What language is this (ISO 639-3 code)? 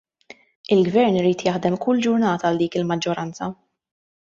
mlt